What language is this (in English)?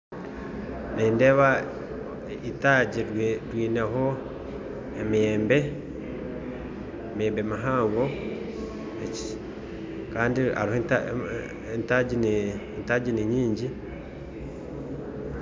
Nyankole